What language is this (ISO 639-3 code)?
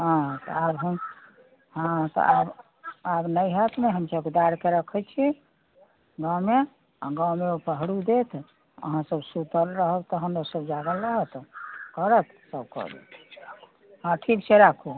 mai